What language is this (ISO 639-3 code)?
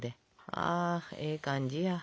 jpn